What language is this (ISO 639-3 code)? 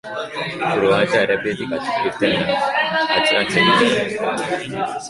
eus